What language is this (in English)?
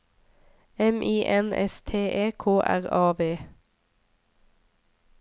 Norwegian